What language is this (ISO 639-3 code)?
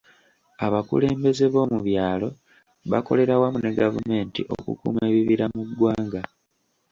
lug